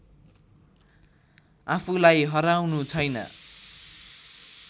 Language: Nepali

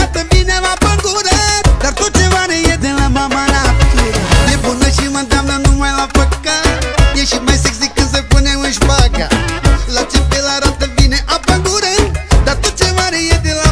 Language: Romanian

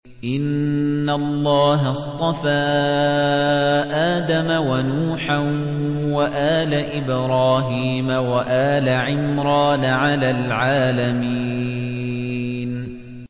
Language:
Arabic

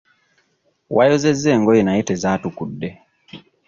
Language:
Ganda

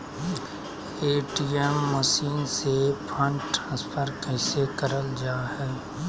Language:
Magahi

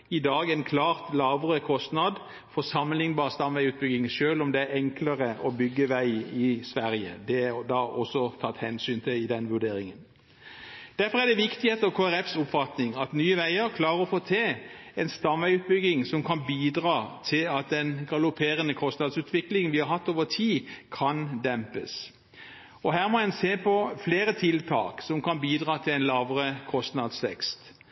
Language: Norwegian Bokmål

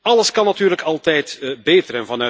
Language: Dutch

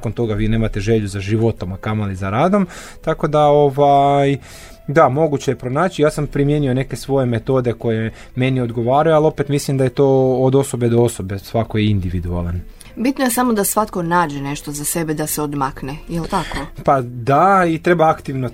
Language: Croatian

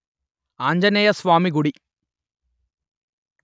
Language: Telugu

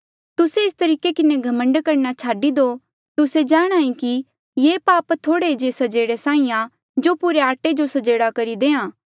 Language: Mandeali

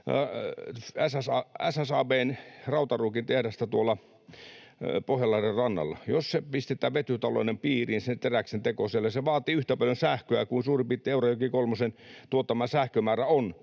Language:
Finnish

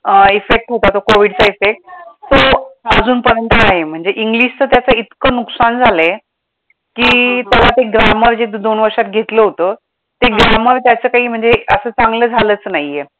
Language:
Marathi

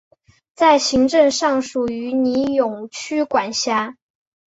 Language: Chinese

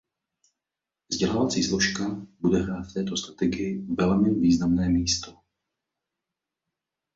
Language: Czech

